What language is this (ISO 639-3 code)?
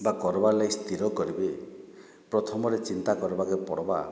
ori